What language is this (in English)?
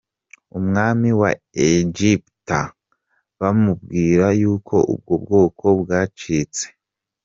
Kinyarwanda